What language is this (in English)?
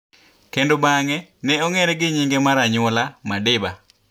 Luo (Kenya and Tanzania)